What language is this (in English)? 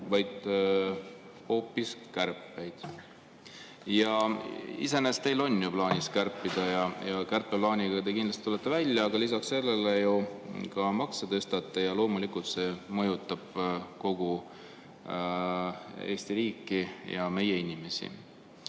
Estonian